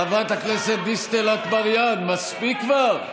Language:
Hebrew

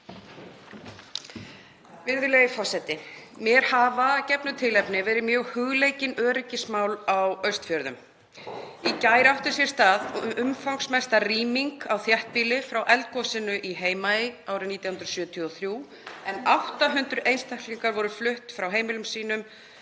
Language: Icelandic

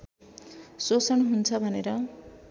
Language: Nepali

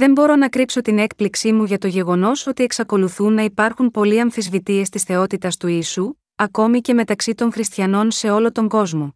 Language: Greek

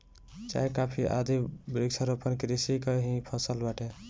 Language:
Bhojpuri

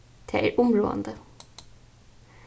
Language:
Faroese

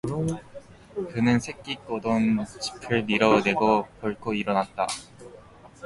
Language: Korean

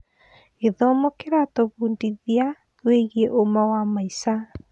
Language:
Kikuyu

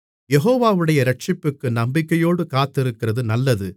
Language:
Tamil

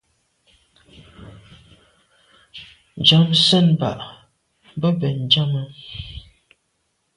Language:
Medumba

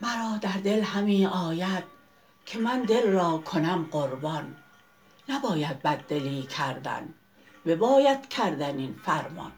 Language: Persian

